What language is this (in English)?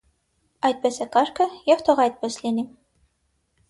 Armenian